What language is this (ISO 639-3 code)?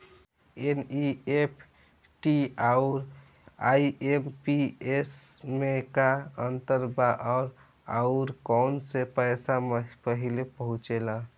bho